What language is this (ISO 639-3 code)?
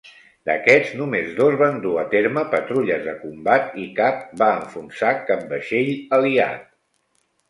cat